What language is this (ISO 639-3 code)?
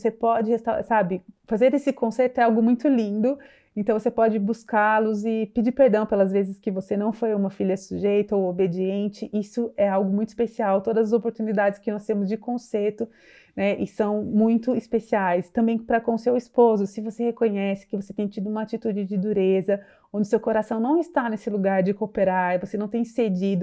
por